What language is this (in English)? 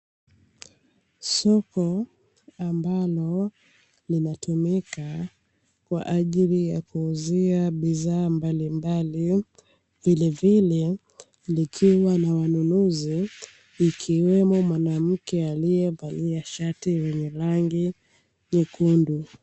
Swahili